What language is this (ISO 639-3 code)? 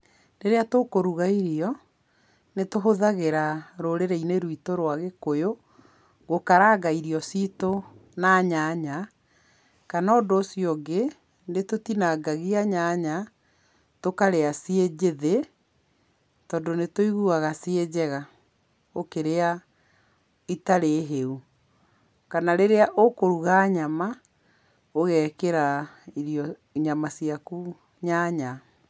kik